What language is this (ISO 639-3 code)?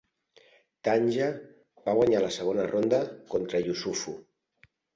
cat